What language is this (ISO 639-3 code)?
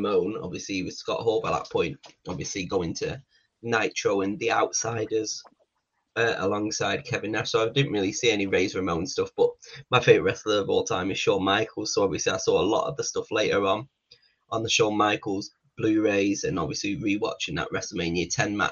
eng